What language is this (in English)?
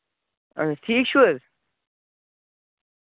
Kashmiri